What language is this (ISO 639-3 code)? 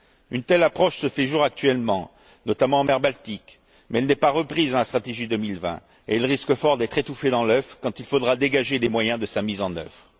fra